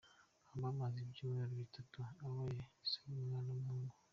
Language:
Kinyarwanda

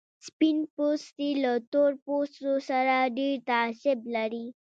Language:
Pashto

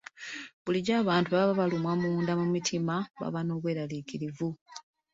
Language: Ganda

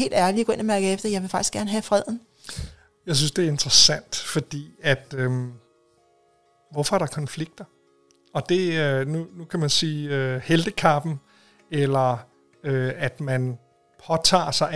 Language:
Danish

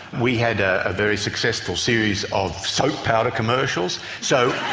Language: English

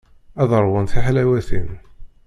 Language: Kabyle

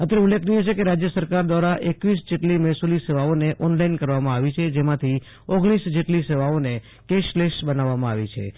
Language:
Gujarati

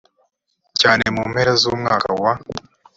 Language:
Kinyarwanda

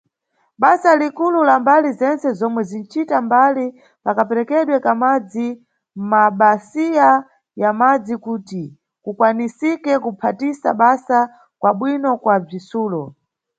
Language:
Nyungwe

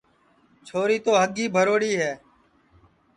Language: Sansi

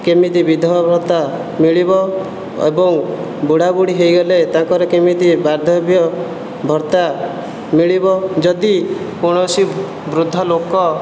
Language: Odia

